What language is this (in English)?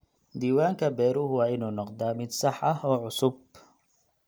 Somali